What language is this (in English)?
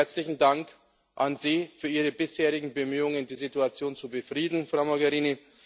German